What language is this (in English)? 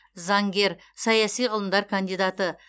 Kazakh